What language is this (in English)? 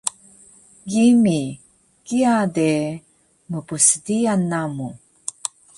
Taroko